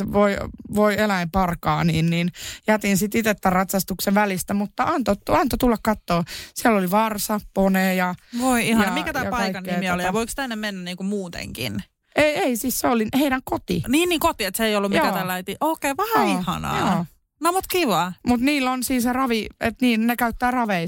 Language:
Finnish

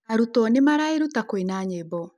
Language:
Kikuyu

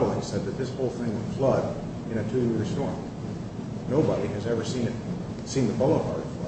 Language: English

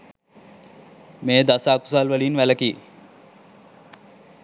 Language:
Sinhala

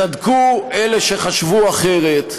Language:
Hebrew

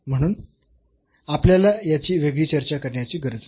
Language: Marathi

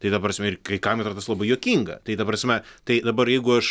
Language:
Lithuanian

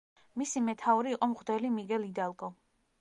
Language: Georgian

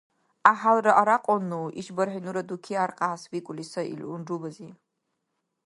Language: Dargwa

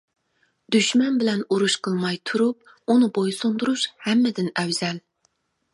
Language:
Uyghur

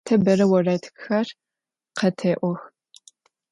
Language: Adyghe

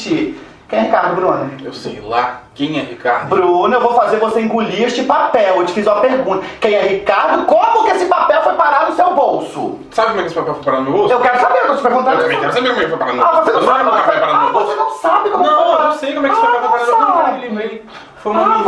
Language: Portuguese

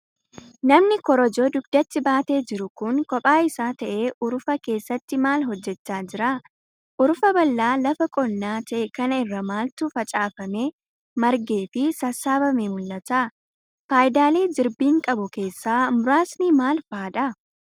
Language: Oromo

